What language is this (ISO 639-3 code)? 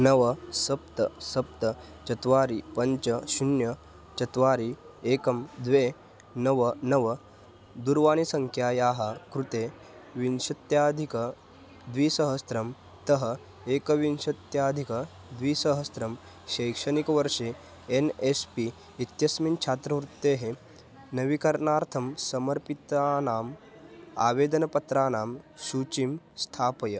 san